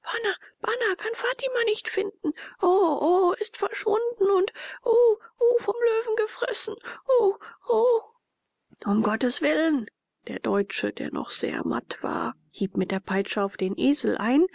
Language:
German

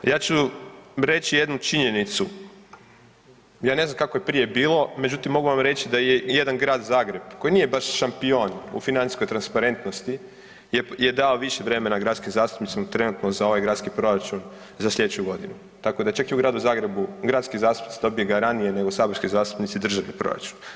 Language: Croatian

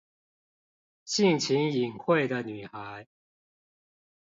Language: Chinese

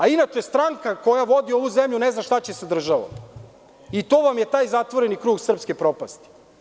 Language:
Serbian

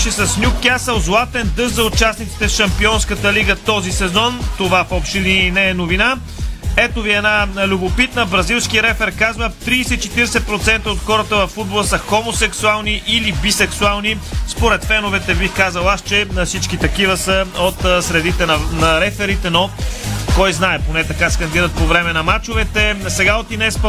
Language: Bulgarian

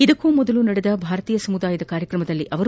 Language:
Kannada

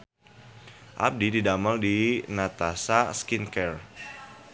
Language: Sundanese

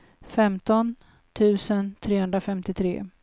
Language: Swedish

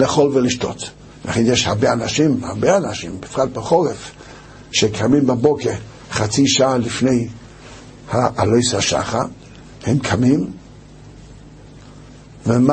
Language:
Hebrew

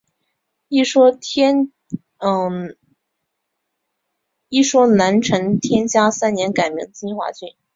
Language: Chinese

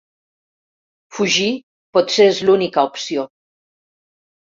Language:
Catalan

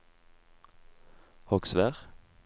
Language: Norwegian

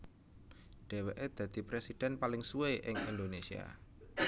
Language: Javanese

